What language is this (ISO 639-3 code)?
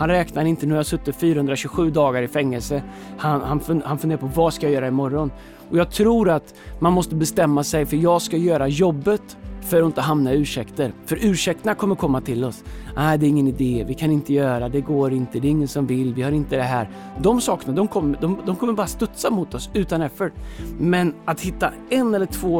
swe